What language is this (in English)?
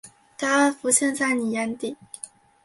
Chinese